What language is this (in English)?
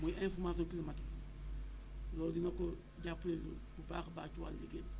Wolof